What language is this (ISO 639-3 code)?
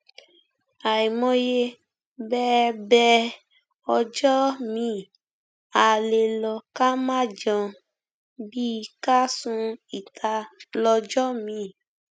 yor